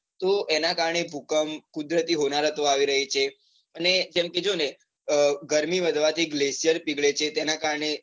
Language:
Gujarati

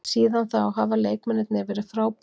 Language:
Icelandic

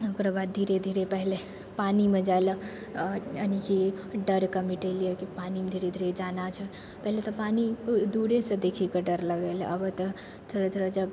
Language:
Maithili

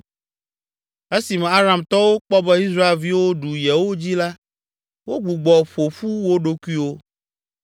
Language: Ewe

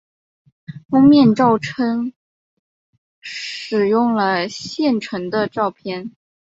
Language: Chinese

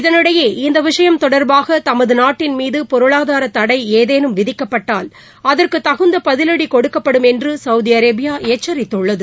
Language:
Tamil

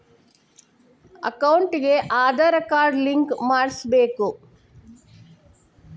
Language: Kannada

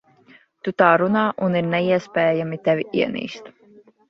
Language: Latvian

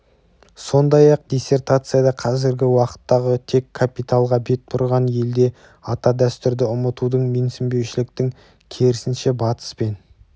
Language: Kazakh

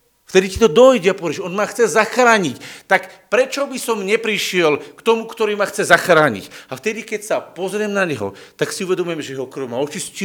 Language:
Slovak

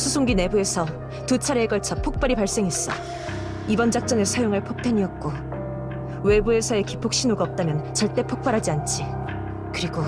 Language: Korean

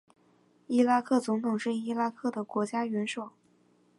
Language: Chinese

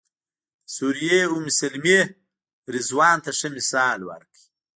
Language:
Pashto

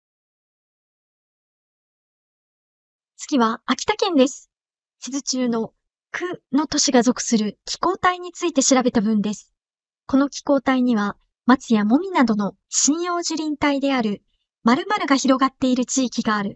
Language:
Japanese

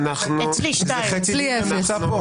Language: Hebrew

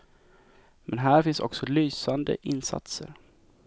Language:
Swedish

